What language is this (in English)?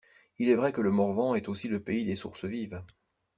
French